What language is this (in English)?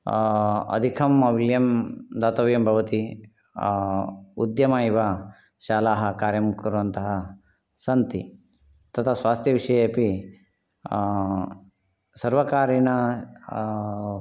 Sanskrit